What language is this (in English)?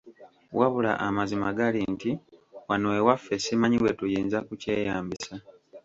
Ganda